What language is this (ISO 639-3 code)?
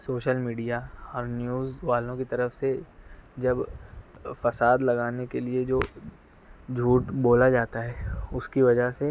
urd